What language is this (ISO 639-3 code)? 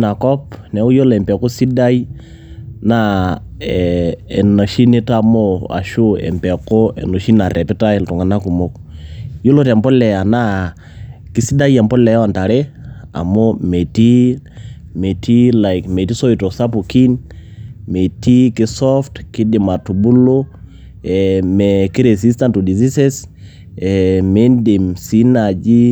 mas